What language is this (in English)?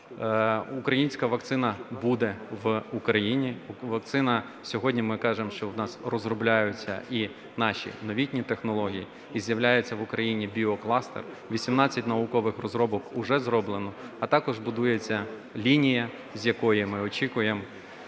Ukrainian